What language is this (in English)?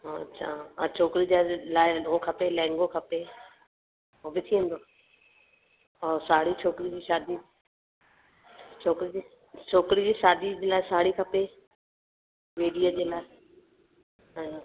Sindhi